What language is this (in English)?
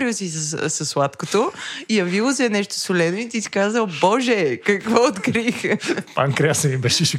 Bulgarian